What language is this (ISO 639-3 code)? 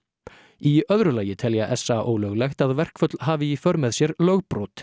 isl